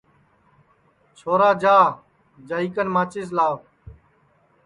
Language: Sansi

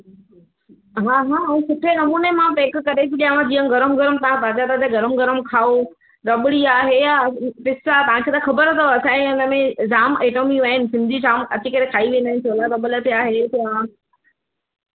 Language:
Sindhi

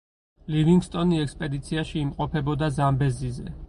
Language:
Georgian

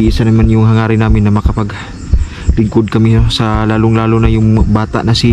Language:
Filipino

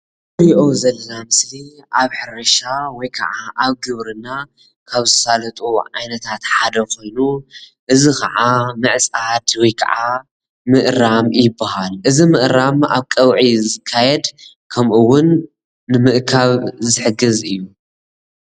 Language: Tigrinya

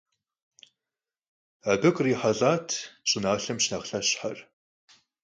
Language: Kabardian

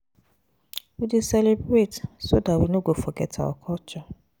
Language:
Nigerian Pidgin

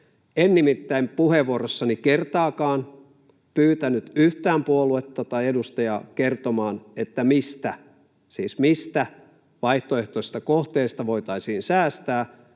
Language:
Finnish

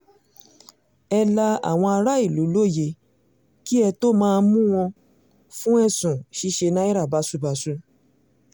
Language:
Yoruba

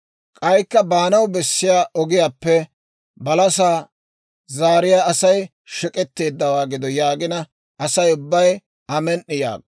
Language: Dawro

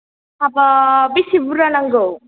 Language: Bodo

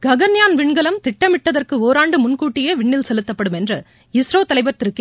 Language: Tamil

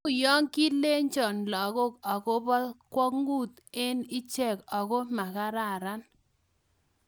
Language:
Kalenjin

